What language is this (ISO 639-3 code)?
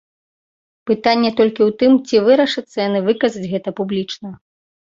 bel